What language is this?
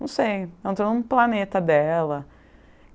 Portuguese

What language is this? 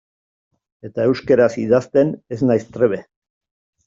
Basque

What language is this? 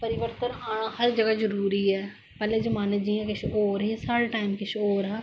Dogri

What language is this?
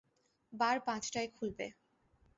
Bangla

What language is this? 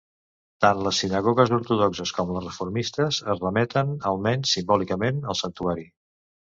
Catalan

